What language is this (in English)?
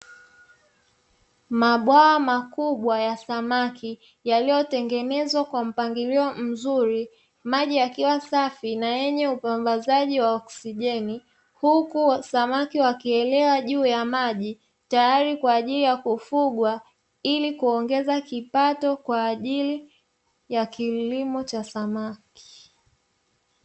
Swahili